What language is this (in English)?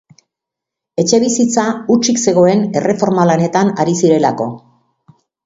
Basque